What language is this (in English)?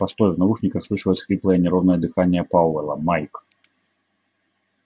Russian